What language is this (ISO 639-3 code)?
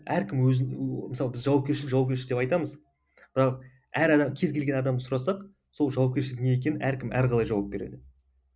kaz